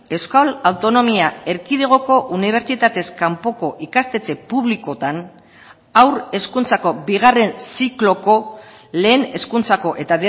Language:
Basque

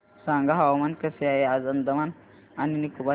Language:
Marathi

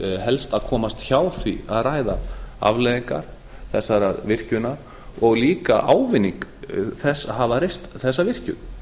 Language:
Icelandic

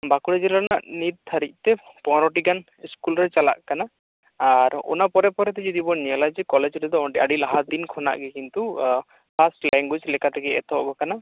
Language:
Santali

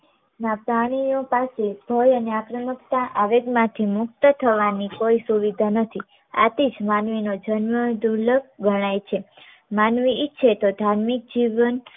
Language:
Gujarati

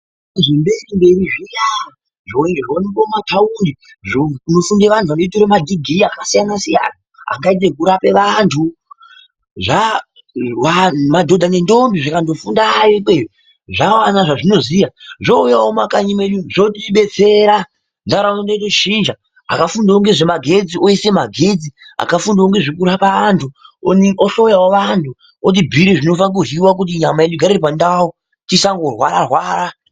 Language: Ndau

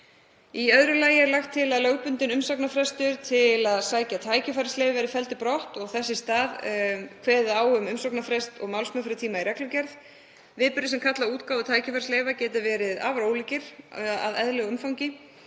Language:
Icelandic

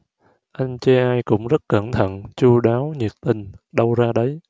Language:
Vietnamese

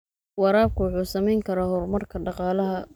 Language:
Somali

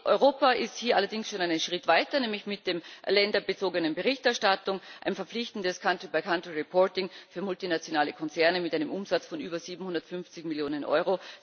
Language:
German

